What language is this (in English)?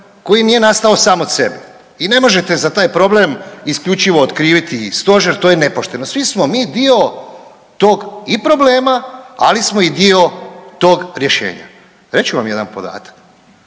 Croatian